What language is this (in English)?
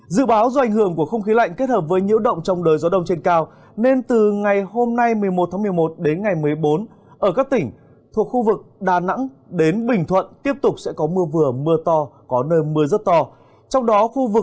Vietnamese